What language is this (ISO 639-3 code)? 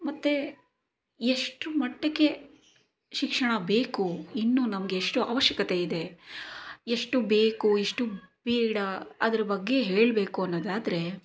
kan